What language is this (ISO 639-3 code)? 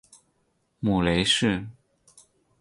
zho